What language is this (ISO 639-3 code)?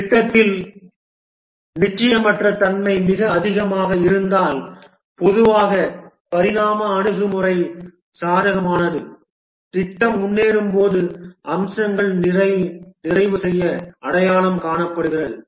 tam